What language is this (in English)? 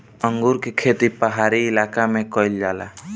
Bhojpuri